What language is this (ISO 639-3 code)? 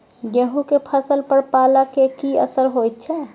mai